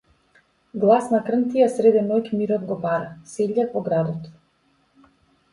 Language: Macedonian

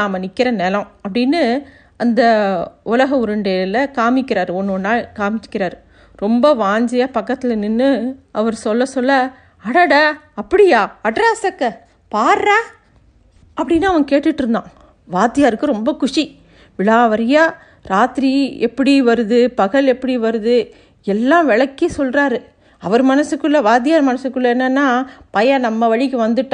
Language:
Tamil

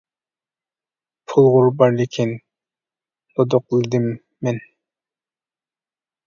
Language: Uyghur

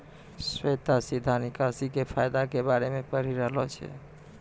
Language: Maithili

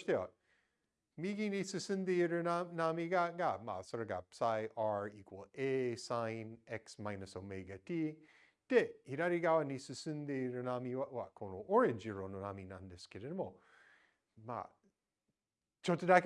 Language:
Japanese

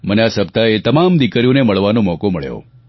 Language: Gujarati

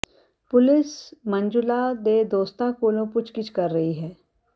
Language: Punjabi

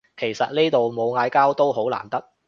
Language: Cantonese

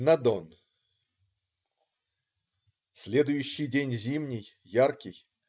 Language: Russian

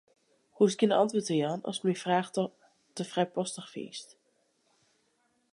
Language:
Western Frisian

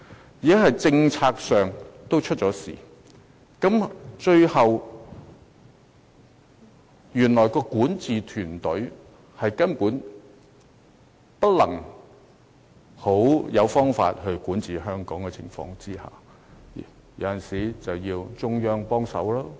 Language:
Cantonese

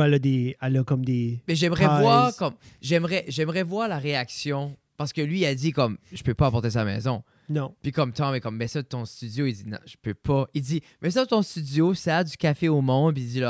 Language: French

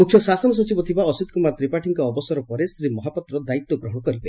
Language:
Odia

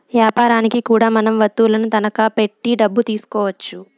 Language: Telugu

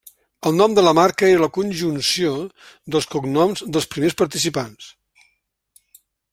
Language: Catalan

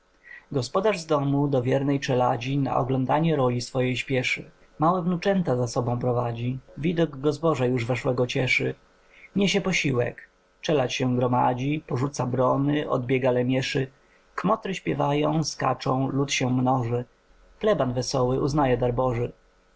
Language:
Polish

